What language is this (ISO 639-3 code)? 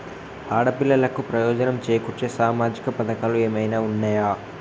tel